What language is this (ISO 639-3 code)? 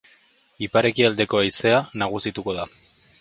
eus